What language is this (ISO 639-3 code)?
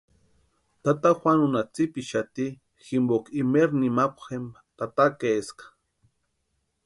pua